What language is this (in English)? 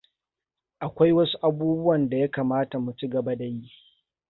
Hausa